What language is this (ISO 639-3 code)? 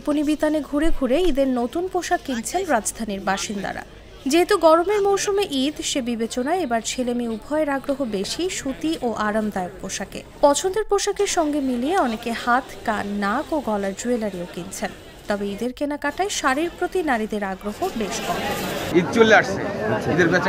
tur